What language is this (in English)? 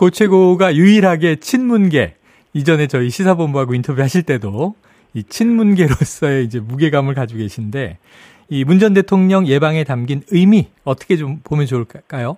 Korean